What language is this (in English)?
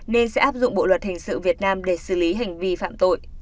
Vietnamese